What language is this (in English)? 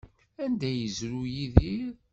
Kabyle